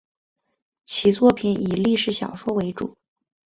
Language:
Chinese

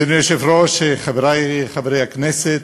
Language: Hebrew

